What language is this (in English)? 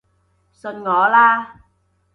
Cantonese